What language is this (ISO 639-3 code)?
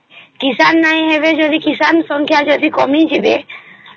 ori